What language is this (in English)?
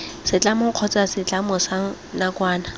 Tswana